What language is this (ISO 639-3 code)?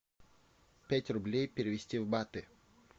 rus